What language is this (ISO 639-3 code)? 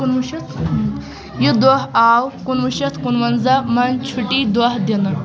kas